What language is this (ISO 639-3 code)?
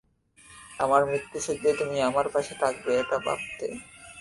ben